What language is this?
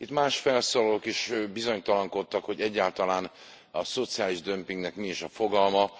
Hungarian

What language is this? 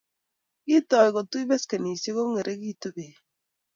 Kalenjin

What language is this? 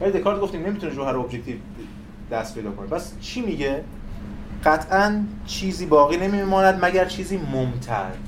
Persian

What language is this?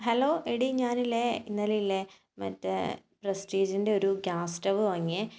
Malayalam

